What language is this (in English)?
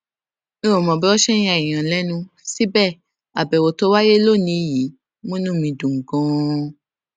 Yoruba